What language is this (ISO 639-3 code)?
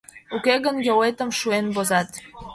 chm